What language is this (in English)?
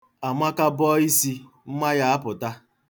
Igbo